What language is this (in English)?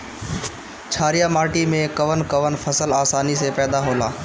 Bhojpuri